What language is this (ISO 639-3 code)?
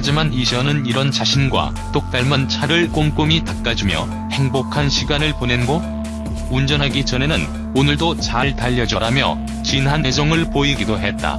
kor